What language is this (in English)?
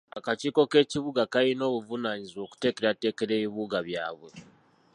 Ganda